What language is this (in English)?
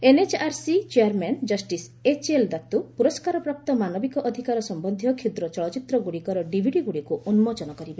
Odia